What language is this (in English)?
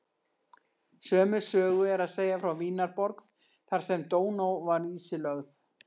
Icelandic